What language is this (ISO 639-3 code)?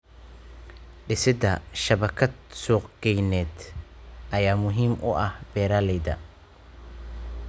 som